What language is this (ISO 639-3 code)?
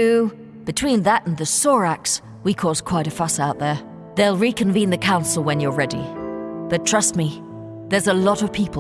eng